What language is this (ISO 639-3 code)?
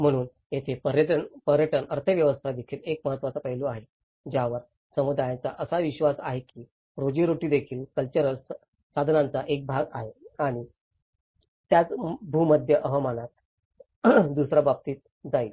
mar